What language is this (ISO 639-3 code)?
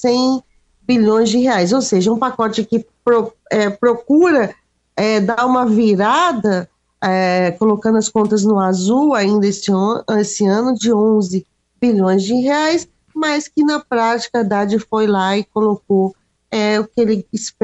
por